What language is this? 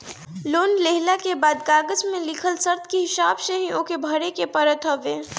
Bhojpuri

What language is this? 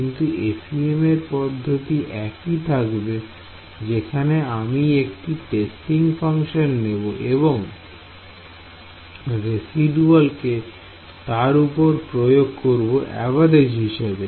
Bangla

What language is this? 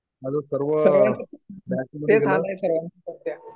Marathi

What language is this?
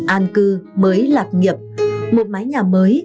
Vietnamese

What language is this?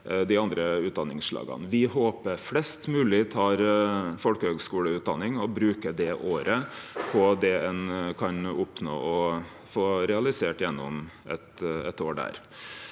Norwegian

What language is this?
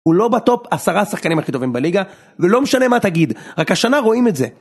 Hebrew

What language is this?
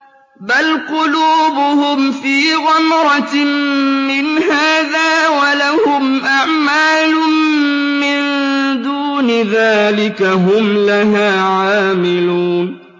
Arabic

